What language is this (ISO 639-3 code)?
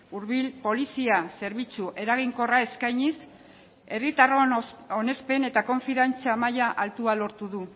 eus